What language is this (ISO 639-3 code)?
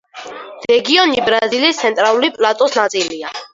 kat